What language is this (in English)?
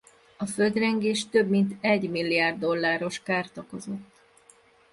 Hungarian